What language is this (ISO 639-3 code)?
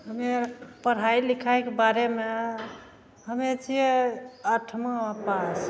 mai